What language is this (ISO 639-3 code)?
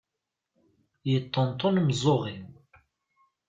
kab